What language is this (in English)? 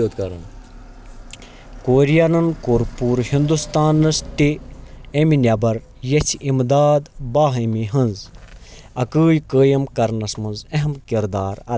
Kashmiri